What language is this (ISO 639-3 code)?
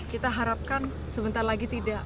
ind